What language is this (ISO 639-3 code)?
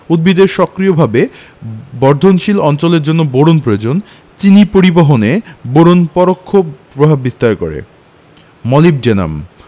ben